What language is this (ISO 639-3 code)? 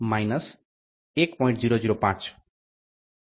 guj